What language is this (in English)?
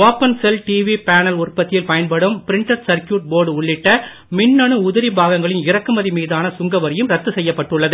Tamil